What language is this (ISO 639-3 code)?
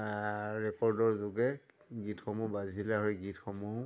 asm